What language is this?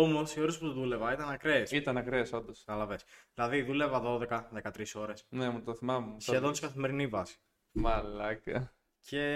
Greek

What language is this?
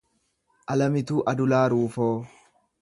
Oromo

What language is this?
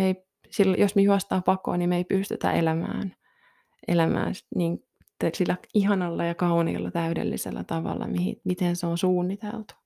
Finnish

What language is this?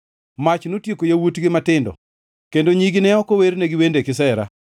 Luo (Kenya and Tanzania)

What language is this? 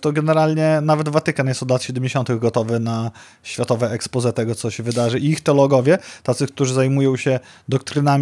Polish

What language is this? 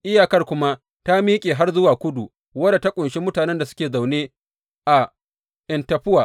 Hausa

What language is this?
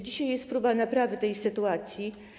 Polish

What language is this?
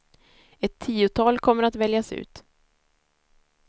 Swedish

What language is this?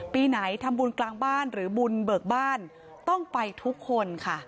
Thai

